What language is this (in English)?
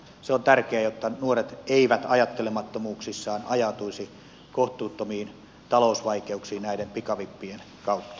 Finnish